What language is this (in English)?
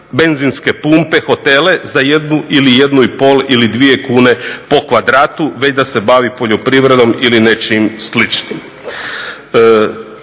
Croatian